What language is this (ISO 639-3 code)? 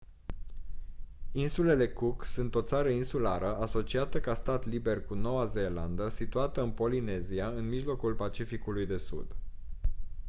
ron